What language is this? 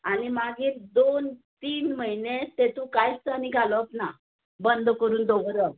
Konkani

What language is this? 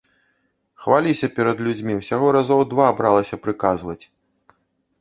Belarusian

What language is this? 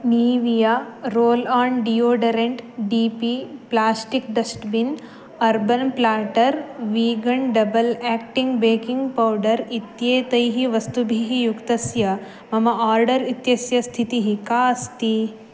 Sanskrit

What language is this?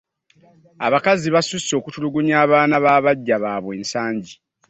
Ganda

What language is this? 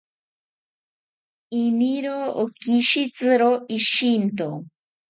South Ucayali Ashéninka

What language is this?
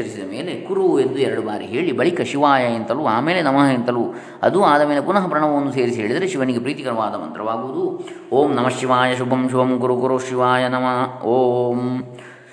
Kannada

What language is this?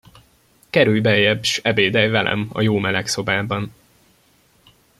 Hungarian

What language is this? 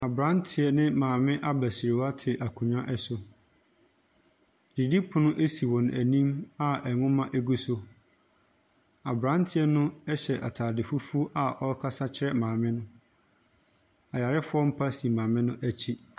Akan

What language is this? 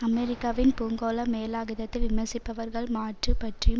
Tamil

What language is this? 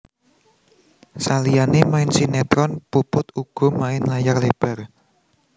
Javanese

